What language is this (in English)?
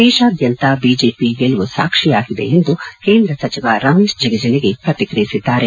Kannada